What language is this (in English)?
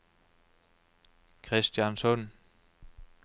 Norwegian